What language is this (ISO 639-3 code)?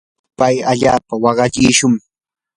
qur